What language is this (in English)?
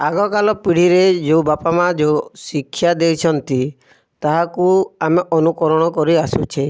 Odia